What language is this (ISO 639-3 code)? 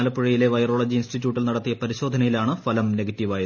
mal